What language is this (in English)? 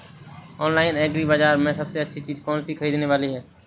Hindi